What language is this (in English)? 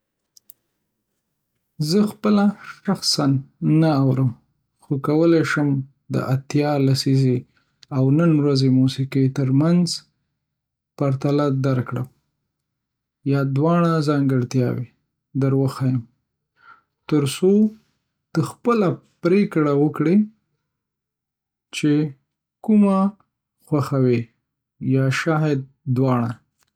Pashto